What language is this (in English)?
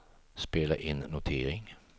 Swedish